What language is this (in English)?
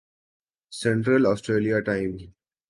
Urdu